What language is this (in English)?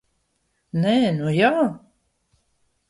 Latvian